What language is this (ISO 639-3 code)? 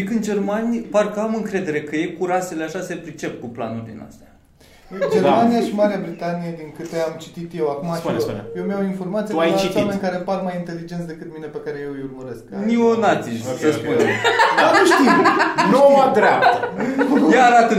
ron